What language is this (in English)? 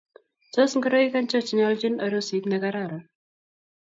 Kalenjin